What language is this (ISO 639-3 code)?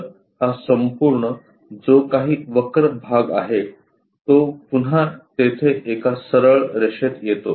mar